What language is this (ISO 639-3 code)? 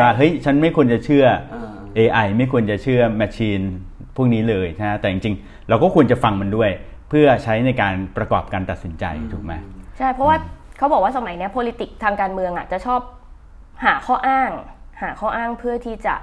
tha